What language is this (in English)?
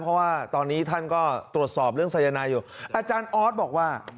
Thai